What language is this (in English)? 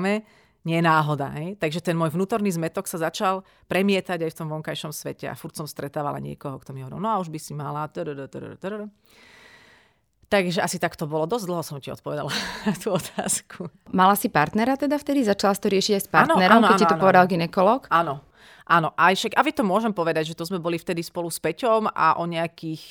Slovak